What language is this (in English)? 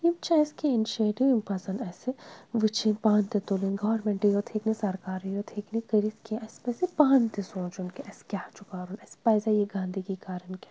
Kashmiri